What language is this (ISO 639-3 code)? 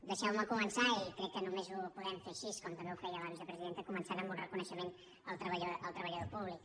cat